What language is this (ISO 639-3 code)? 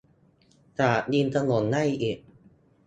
tha